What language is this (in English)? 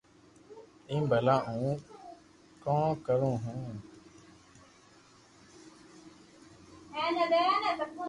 Loarki